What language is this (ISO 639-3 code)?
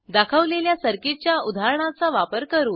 mar